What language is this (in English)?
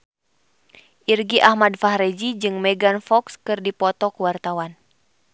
Sundanese